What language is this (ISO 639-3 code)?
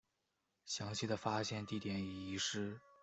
zho